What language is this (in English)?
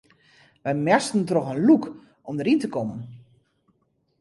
Western Frisian